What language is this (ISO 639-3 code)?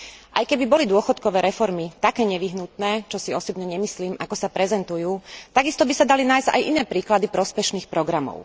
slk